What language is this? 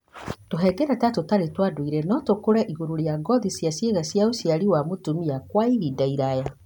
Kikuyu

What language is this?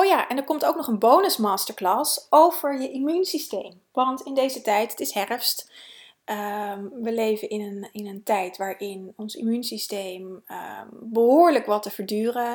Dutch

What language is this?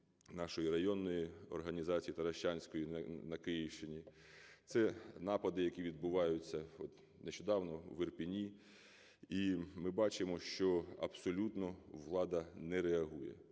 Ukrainian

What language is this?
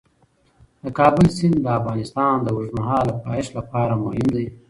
Pashto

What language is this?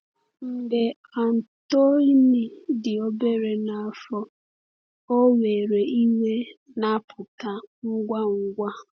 Igbo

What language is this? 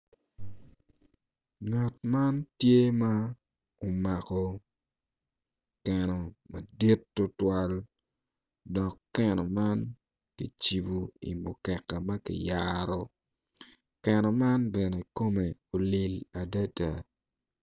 Acoli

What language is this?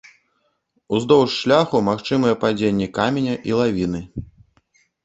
Belarusian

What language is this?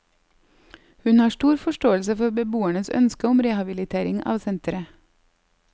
Norwegian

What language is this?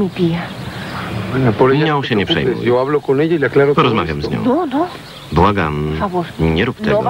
Polish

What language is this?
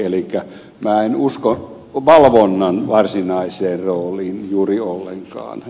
Finnish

